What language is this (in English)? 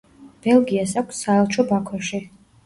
Georgian